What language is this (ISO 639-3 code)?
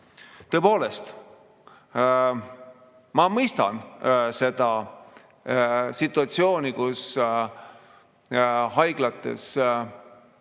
est